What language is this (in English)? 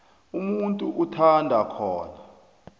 South Ndebele